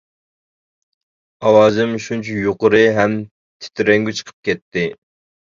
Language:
Uyghur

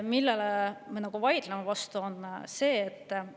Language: Estonian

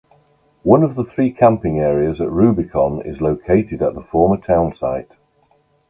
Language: English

